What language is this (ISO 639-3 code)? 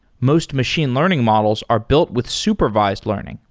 eng